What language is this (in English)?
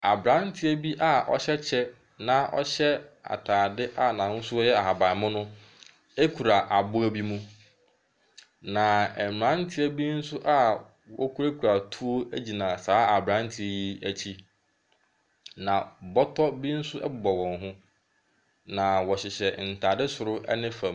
Akan